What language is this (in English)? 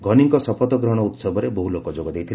Odia